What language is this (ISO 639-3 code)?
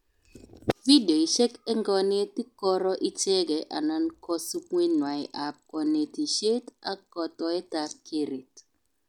kln